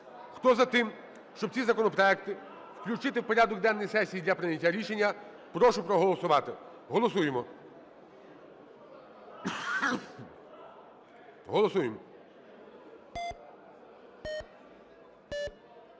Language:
Ukrainian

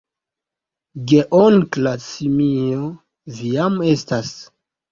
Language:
Esperanto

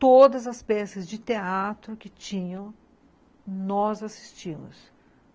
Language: Portuguese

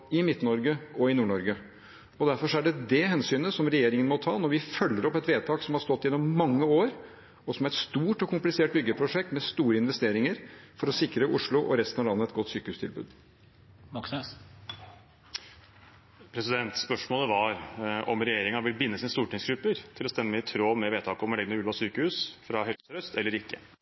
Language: Norwegian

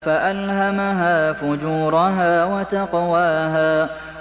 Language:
Arabic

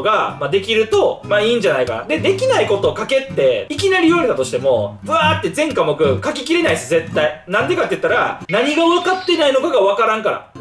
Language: Japanese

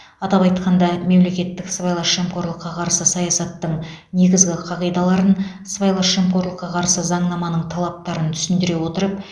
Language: Kazakh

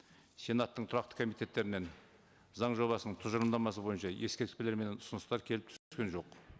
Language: Kazakh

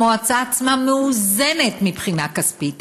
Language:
Hebrew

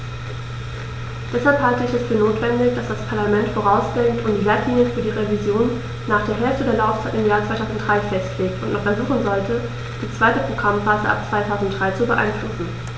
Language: German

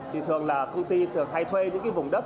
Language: Vietnamese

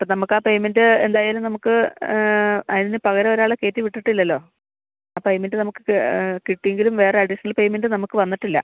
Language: Malayalam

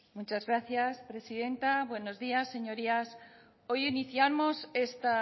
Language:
Spanish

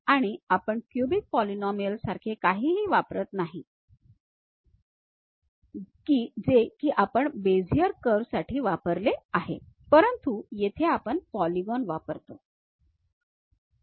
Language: Marathi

